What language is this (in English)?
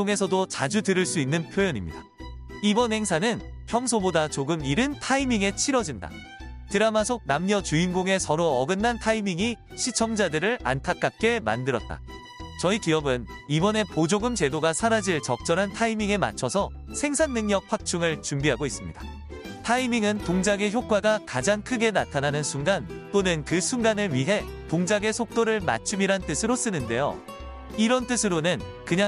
Korean